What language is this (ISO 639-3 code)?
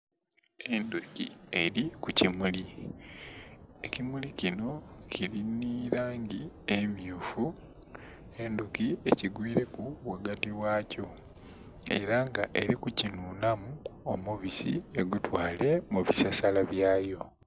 xog